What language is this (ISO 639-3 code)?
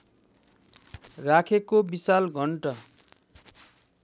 nep